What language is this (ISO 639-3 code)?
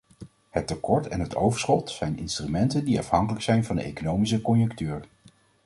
nld